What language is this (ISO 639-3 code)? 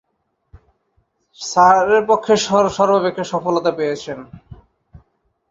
ben